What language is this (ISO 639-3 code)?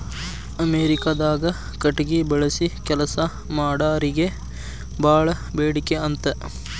kan